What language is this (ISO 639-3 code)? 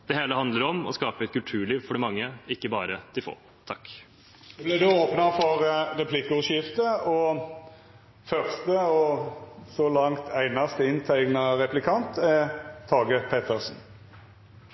nor